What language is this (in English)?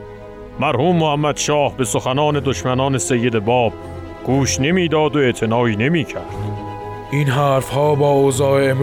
Persian